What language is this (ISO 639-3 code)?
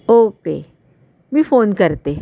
mar